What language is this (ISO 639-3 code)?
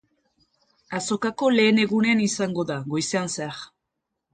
eus